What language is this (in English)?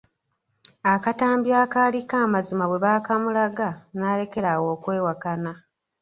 Ganda